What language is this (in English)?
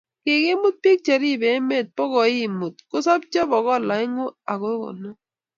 Kalenjin